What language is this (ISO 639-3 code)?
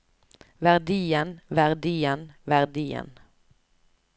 nor